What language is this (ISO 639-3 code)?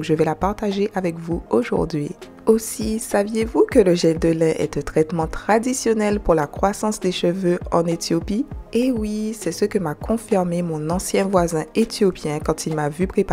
fra